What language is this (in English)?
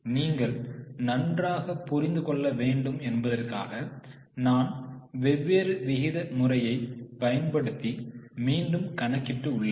Tamil